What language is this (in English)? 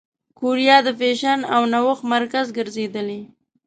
Pashto